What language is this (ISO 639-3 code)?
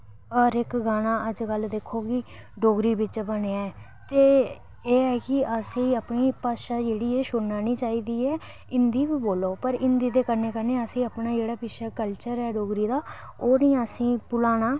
doi